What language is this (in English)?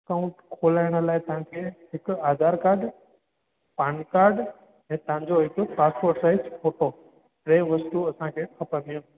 Sindhi